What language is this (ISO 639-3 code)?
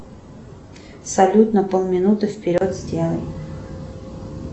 rus